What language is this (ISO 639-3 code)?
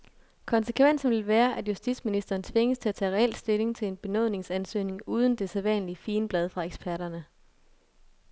dan